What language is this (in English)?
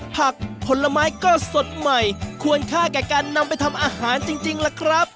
Thai